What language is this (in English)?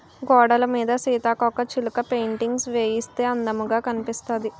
Telugu